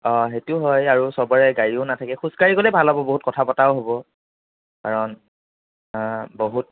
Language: Assamese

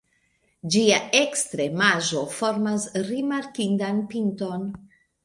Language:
Esperanto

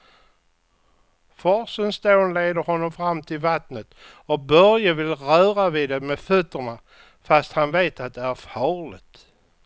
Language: Swedish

